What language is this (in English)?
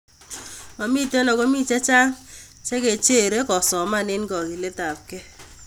Kalenjin